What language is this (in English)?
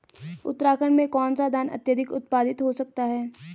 Hindi